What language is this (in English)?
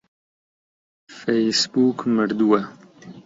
Central Kurdish